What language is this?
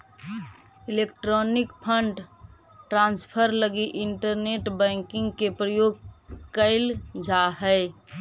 Magahi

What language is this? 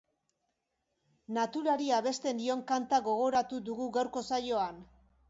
Basque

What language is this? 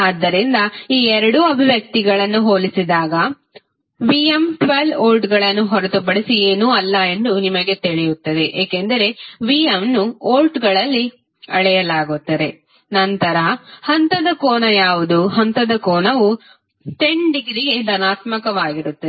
Kannada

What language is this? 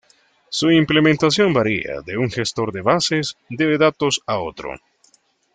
Spanish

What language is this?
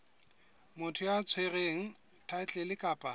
Southern Sotho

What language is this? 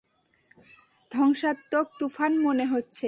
Bangla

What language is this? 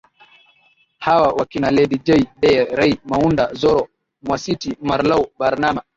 Swahili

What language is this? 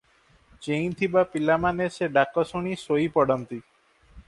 Odia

